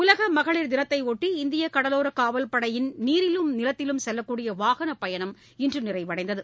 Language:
Tamil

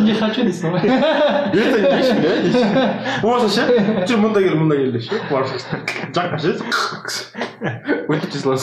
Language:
Russian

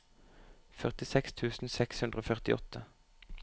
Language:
Norwegian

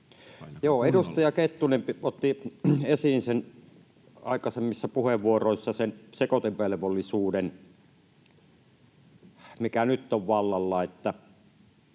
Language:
Finnish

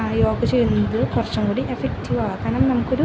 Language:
Malayalam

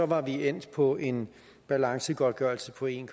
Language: Danish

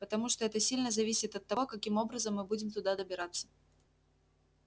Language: Russian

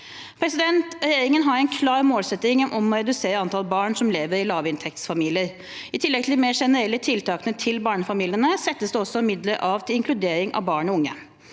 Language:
Norwegian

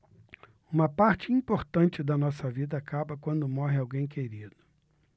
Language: Portuguese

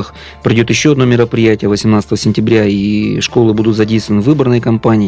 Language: Russian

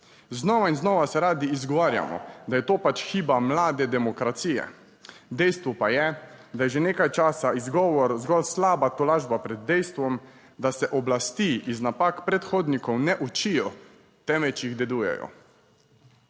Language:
Slovenian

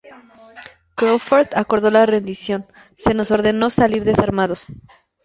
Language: Spanish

